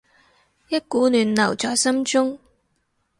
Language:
Cantonese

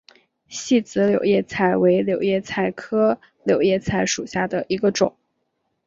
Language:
Chinese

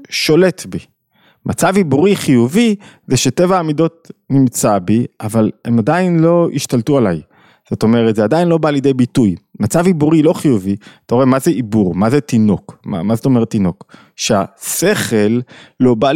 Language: Hebrew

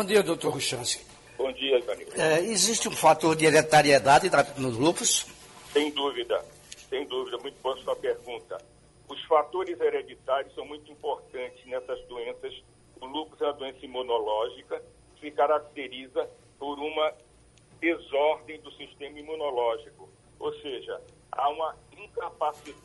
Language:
Portuguese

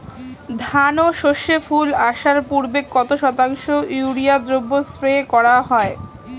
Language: Bangla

